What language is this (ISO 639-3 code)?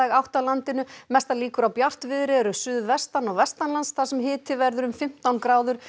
isl